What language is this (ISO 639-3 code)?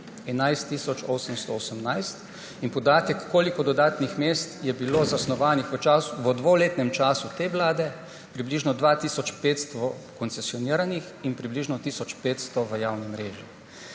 slv